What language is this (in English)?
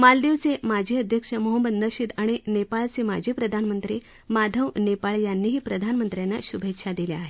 Marathi